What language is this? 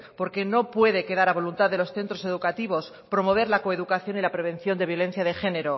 Spanish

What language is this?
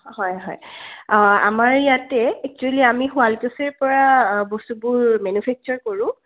Assamese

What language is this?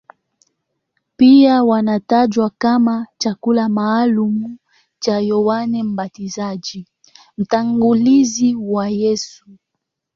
Swahili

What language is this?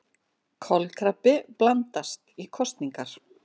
Icelandic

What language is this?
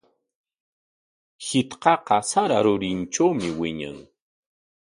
Corongo Ancash Quechua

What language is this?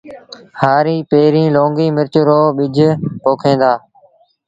Sindhi Bhil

